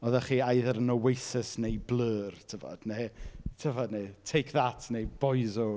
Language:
Welsh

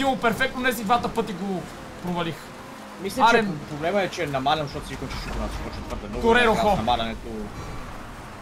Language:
Bulgarian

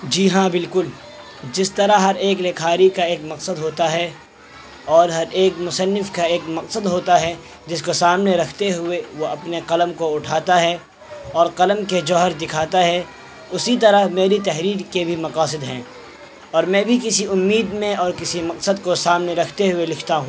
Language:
Urdu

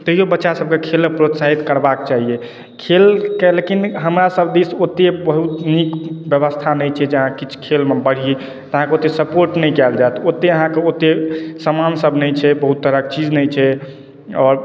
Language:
Maithili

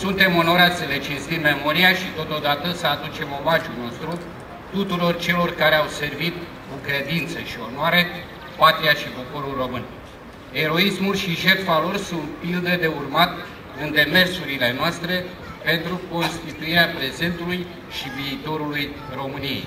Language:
Romanian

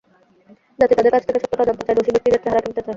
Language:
Bangla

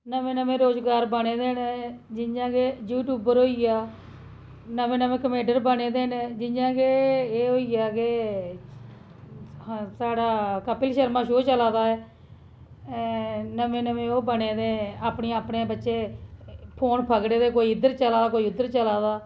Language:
Dogri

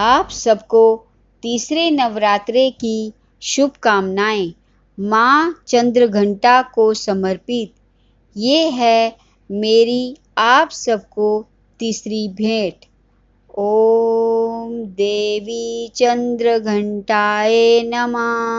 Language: Hindi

